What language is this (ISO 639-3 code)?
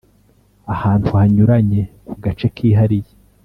kin